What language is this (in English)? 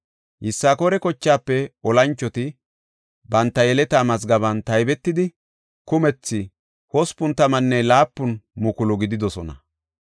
Gofa